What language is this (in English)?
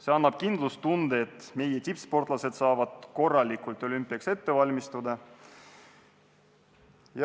Estonian